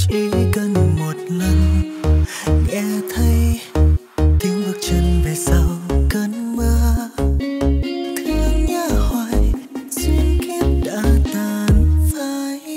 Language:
Vietnamese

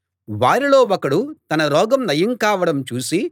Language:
Telugu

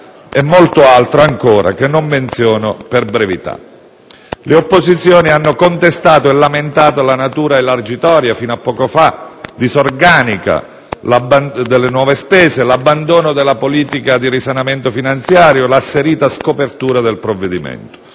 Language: Italian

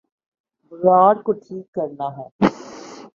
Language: Urdu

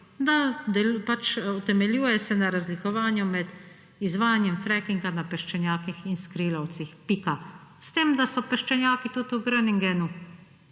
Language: Slovenian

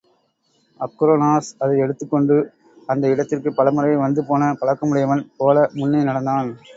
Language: Tamil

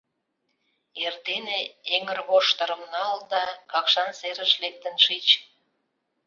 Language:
Mari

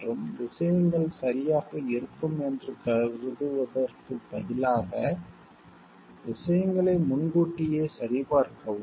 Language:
Tamil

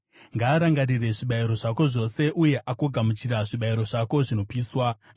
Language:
Shona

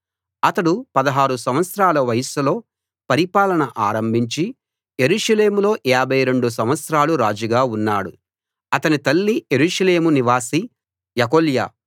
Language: Telugu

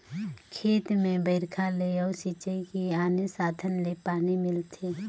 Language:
Chhattisgarhi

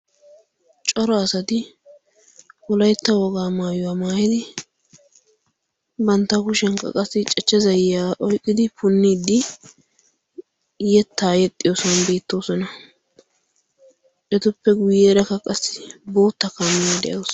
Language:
Wolaytta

